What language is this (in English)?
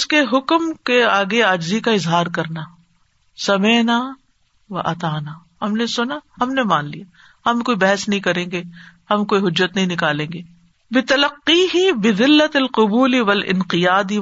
Urdu